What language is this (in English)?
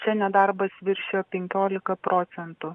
Lithuanian